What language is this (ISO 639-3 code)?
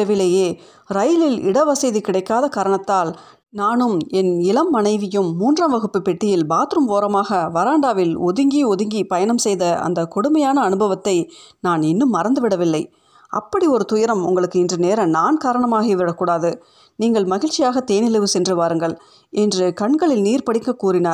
tam